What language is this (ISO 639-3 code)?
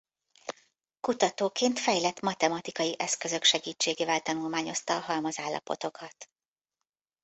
hun